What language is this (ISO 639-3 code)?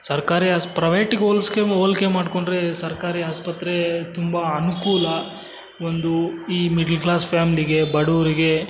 kan